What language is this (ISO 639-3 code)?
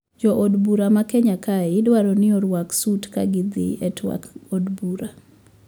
luo